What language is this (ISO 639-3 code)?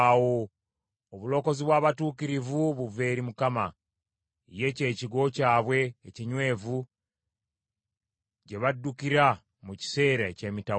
lug